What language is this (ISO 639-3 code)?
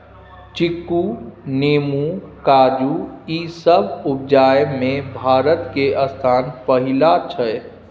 mai